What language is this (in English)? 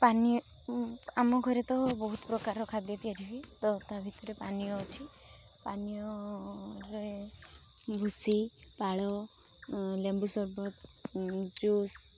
Odia